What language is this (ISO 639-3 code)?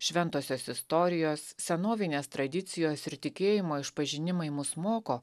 lit